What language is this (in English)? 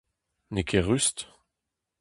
Breton